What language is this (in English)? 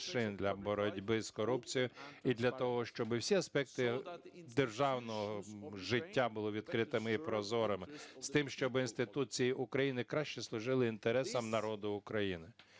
Ukrainian